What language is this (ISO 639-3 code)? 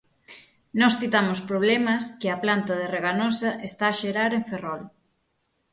glg